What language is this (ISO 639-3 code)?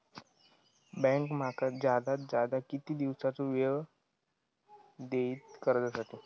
mar